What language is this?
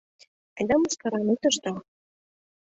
Mari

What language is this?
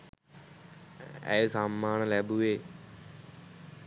Sinhala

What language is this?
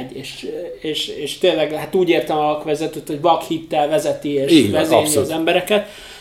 Hungarian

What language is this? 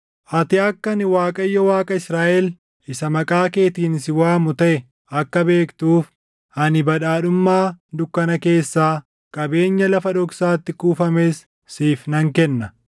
Oromo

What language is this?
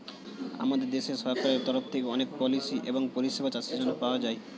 Bangla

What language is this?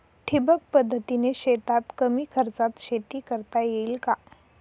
Marathi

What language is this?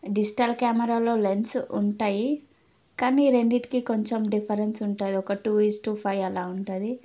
Telugu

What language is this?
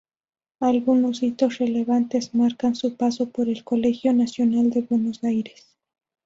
Spanish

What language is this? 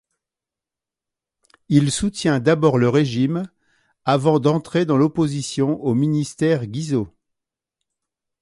French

